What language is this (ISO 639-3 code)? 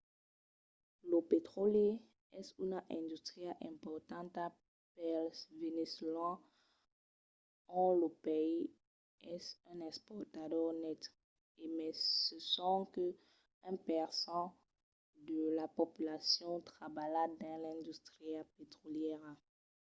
oci